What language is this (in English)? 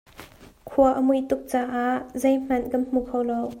Hakha Chin